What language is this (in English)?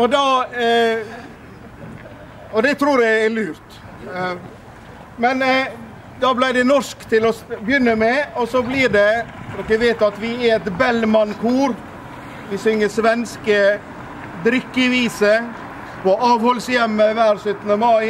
Norwegian